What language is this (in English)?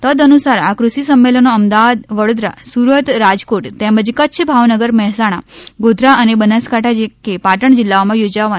Gujarati